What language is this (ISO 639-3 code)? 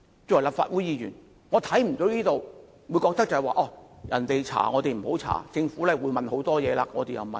yue